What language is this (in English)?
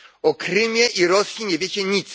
Polish